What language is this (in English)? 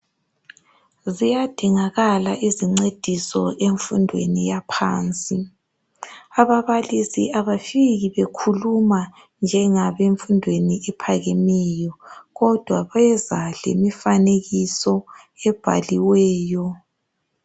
North Ndebele